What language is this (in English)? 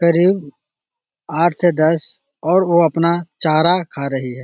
Magahi